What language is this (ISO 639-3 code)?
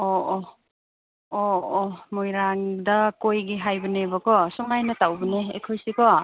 mni